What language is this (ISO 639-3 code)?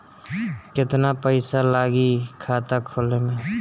bho